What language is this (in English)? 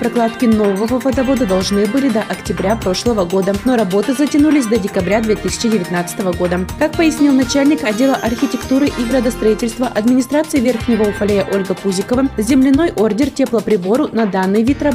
Russian